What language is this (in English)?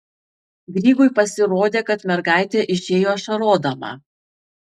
Lithuanian